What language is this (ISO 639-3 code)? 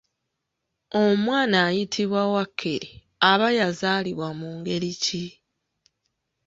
lug